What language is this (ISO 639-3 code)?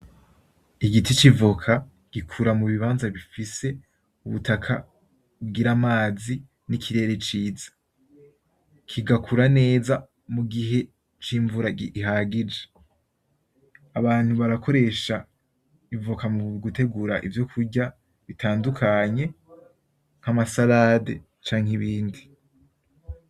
run